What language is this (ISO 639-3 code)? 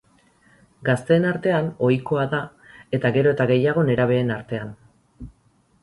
eus